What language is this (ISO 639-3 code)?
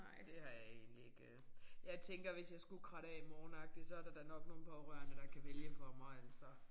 dan